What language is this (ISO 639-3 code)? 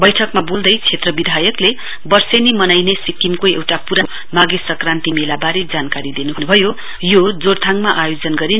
nep